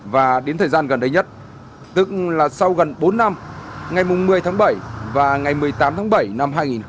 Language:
Vietnamese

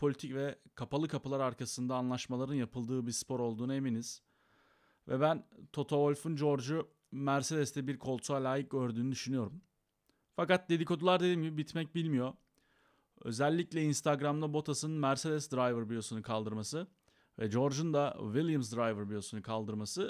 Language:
Turkish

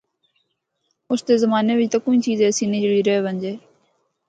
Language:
Northern Hindko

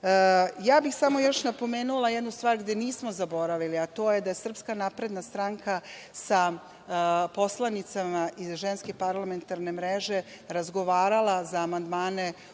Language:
Serbian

